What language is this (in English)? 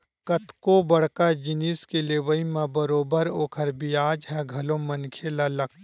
Chhattisgarhi